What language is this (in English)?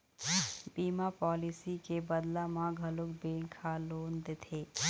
Chhattisgarhi